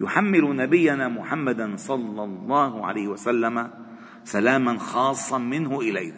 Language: Arabic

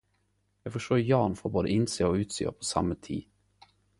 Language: Norwegian Nynorsk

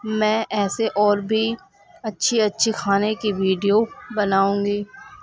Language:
Urdu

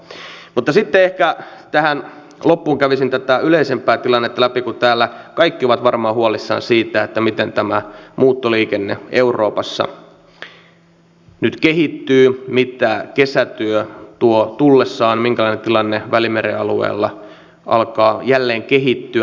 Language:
Finnish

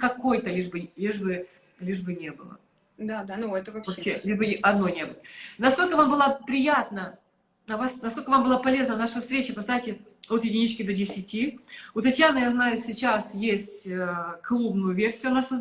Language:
Russian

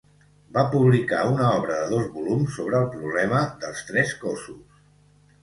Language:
Catalan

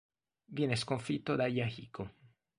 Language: Italian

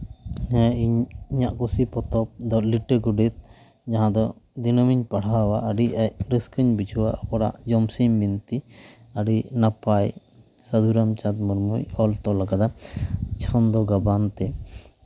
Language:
Santali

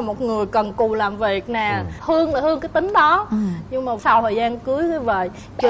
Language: Vietnamese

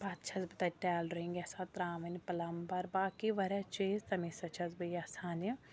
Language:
Kashmiri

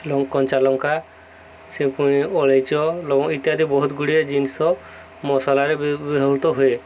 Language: Odia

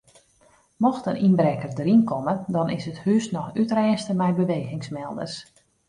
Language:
Western Frisian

